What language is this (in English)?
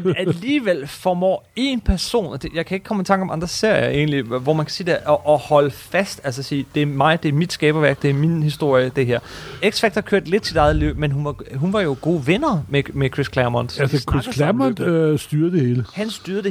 Danish